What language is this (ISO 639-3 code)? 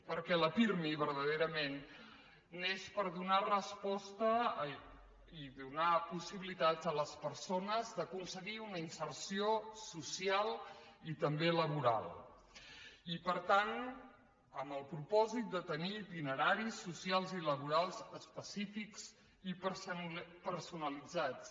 cat